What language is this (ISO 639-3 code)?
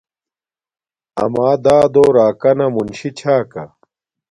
dmk